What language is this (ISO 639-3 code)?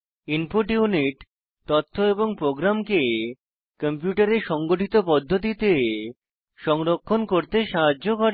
ben